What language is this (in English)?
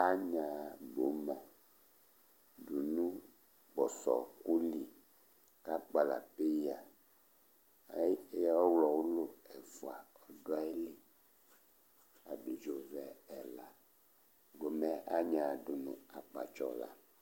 Ikposo